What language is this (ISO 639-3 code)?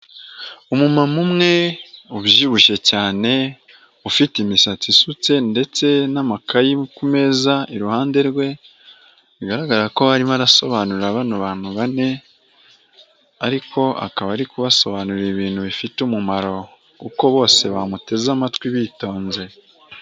kin